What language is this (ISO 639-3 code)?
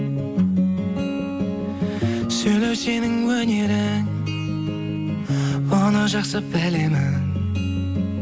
kaz